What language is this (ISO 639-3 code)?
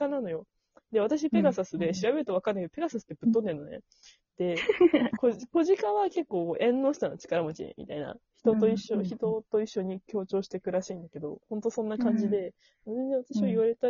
jpn